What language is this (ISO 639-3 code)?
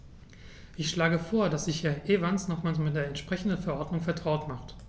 deu